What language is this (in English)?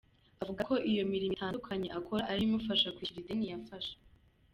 Kinyarwanda